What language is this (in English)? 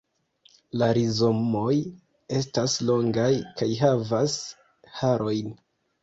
Esperanto